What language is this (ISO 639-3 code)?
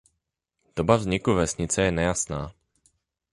ces